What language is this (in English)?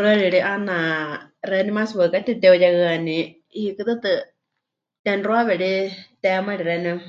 Huichol